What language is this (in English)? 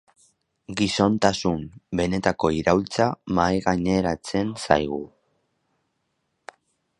Basque